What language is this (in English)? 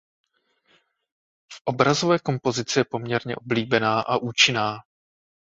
Czech